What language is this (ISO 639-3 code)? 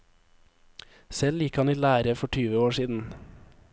nor